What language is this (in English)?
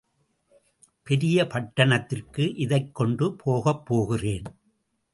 Tamil